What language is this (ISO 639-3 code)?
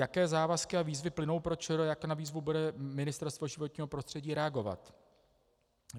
ces